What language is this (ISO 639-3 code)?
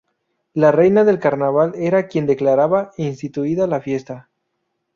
spa